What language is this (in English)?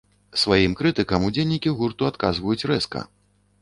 Belarusian